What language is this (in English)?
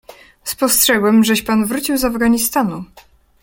Polish